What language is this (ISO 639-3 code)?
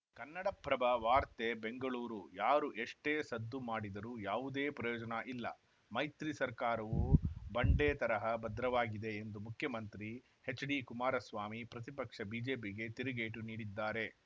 kan